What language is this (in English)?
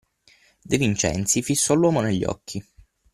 Italian